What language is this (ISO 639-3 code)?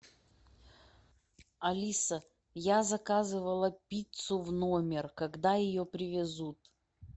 rus